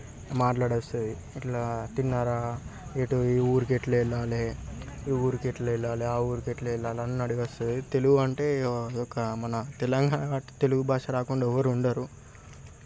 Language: Telugu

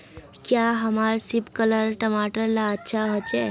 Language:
Magahi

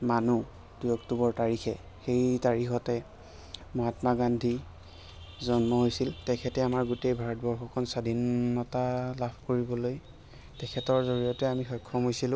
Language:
Assamese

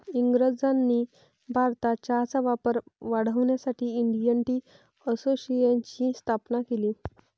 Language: Marathi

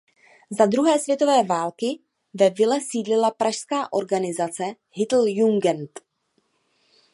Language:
Czech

